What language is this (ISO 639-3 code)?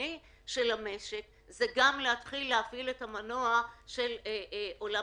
heb